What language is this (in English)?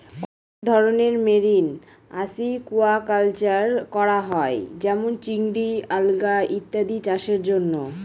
Bangla